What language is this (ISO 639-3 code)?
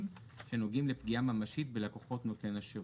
heb